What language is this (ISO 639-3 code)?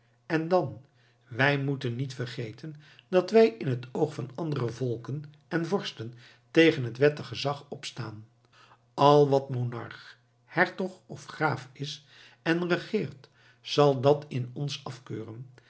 nld